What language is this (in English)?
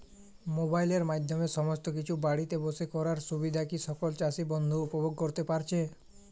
Bangla